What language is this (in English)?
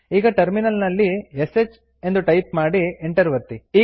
Kannada